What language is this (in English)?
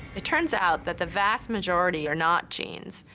English